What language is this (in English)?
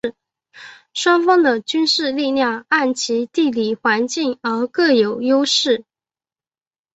Chinese